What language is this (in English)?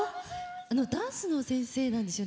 Japanese